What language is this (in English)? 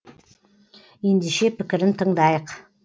Kazakh